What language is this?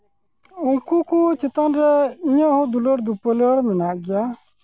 Santali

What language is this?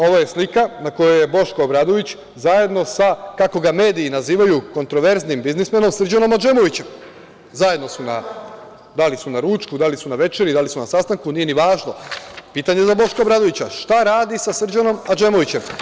Serbian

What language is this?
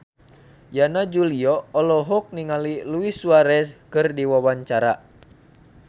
Sundanese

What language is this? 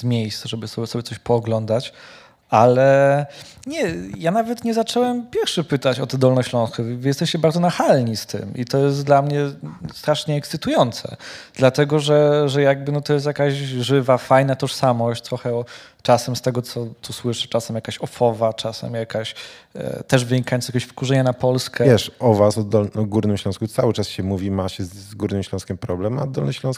Polish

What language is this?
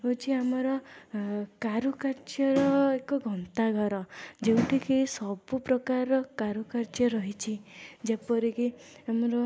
Odia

